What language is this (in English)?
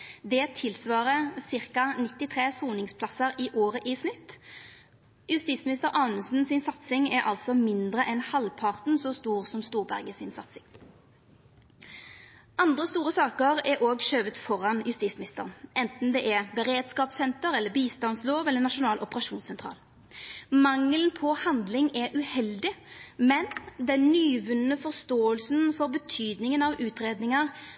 Norwegian Nynorsk